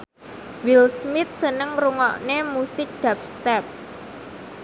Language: Javanese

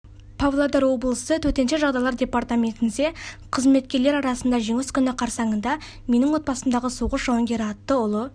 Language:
Kazakh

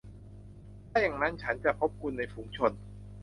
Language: Thai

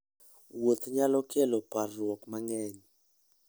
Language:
Luo (Kenya and Tanzania)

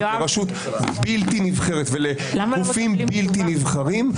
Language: Hebrew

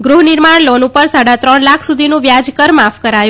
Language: Gujarati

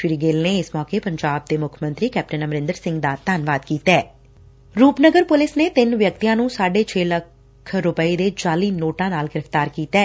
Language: Punjabi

